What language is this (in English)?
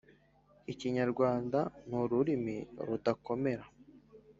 Kinyarwanda